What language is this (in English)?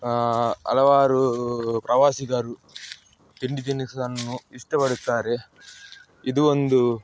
Kannada